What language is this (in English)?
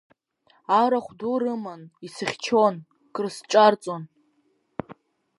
Abkhazian